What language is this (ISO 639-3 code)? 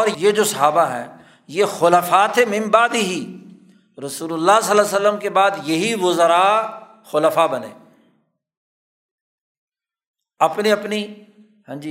urd